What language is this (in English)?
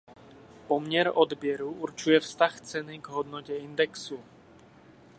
Czech